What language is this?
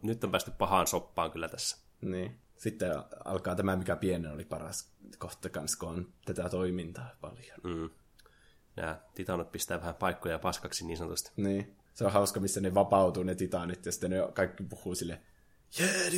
Finnish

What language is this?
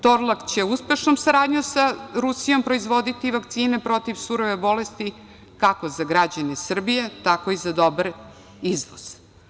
Serbian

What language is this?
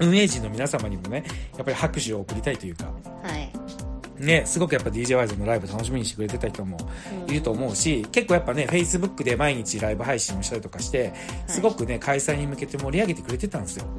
Japanese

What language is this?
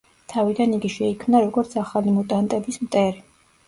Georgian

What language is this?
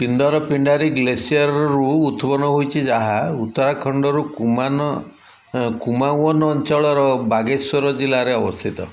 Odia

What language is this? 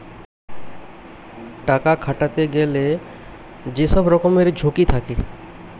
Bangla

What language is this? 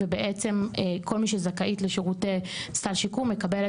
Hebrew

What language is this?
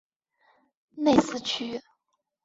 Chinese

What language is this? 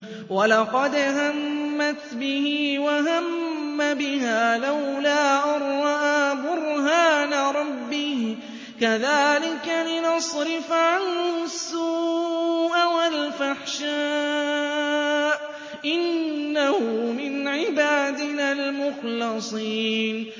Arabic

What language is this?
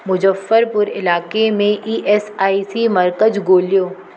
Sindhi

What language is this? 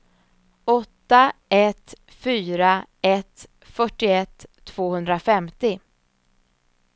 Swedish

